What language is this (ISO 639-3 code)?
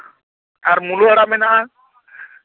sat